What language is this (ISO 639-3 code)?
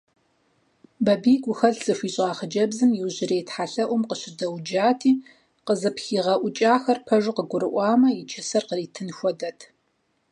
kbd